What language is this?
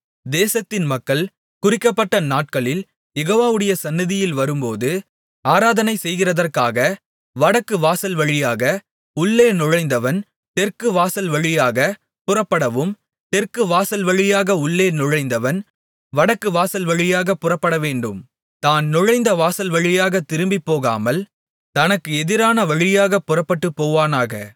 Tamil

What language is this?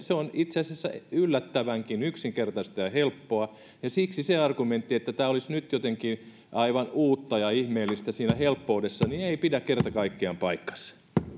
Finnish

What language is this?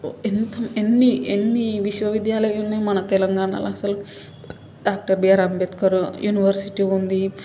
Telugu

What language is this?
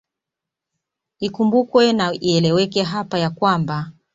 Swahili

